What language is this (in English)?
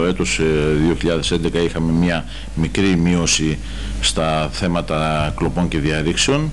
Greek